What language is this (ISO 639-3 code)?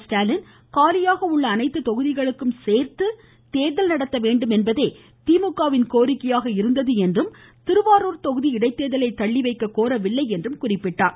tam